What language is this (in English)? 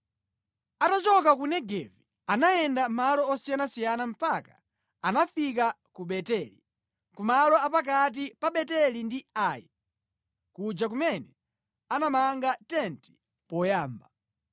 Nyanja